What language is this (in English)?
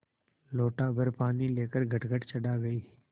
Hindi